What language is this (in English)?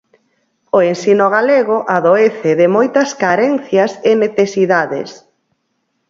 Galician